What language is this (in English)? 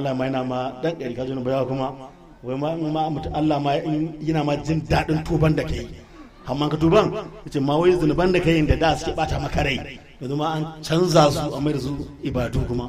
Arabic